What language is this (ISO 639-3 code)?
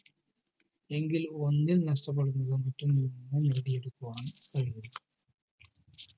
mal